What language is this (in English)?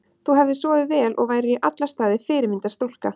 Icelandic